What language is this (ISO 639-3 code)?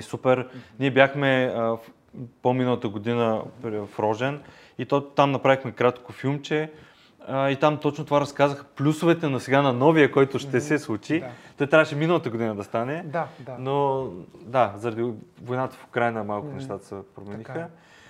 bul